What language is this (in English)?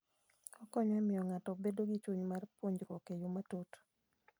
Luo (Kenya and Tanzania)